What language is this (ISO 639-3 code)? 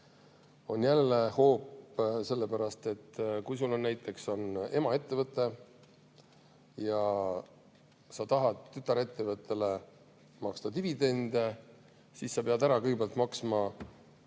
est